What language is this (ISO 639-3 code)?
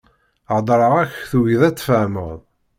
kab